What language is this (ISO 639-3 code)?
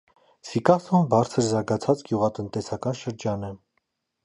hye